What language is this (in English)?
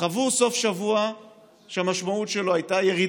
Hebrew